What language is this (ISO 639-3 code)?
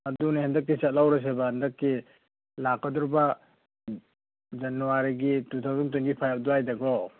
mni